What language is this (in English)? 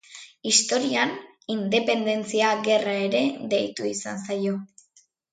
Basque